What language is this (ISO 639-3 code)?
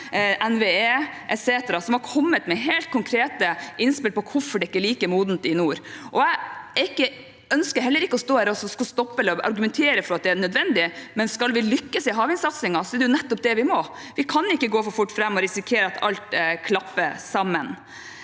nor